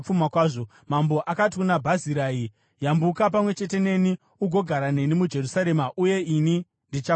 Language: Shona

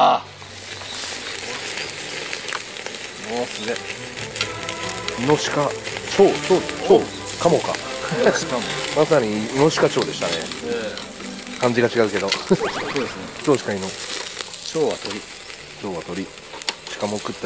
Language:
Japanese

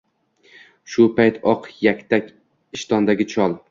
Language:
Uzbek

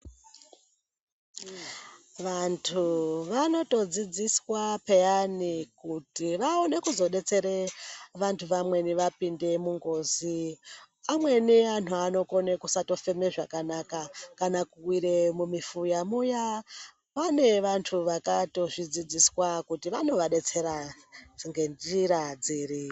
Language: Ndau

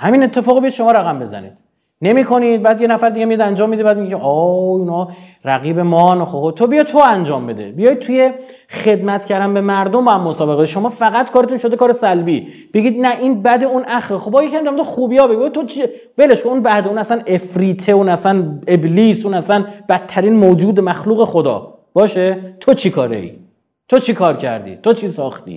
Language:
Persian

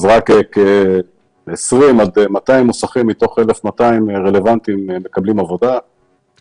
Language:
Hebrew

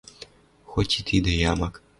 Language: Western Mari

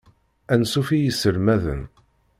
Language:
Kabyle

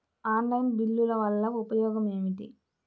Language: Telugu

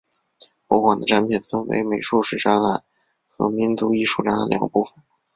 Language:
Chinese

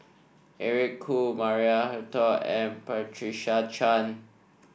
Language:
English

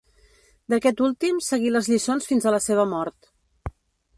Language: Catalan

